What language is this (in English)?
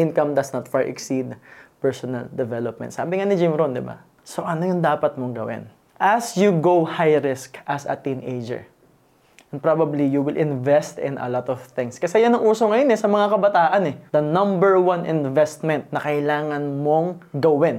Filipino